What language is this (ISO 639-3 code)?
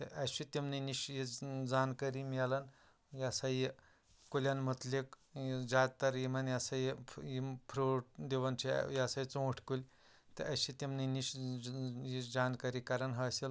kas